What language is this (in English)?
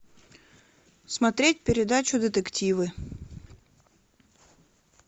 Russian